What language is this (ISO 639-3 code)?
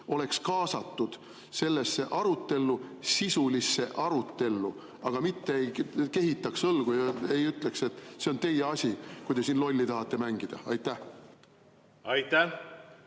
est